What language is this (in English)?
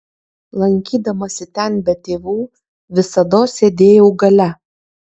Lithuanian